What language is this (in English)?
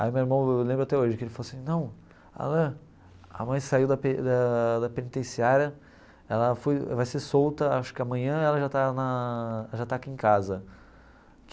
Portuguese